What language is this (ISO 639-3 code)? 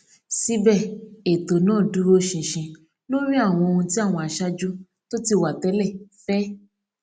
yor